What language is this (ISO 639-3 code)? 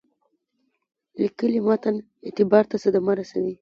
pus